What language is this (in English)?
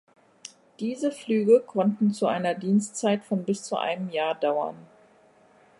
German